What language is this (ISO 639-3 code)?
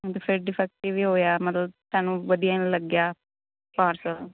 pan